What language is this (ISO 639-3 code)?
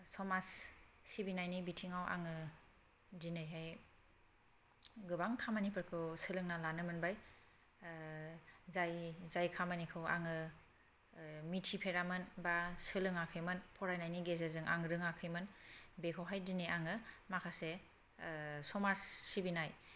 brx